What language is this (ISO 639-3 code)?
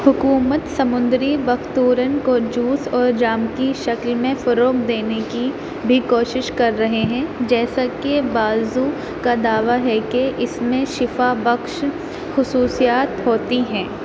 urd